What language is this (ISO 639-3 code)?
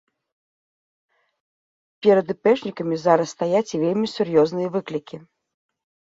bel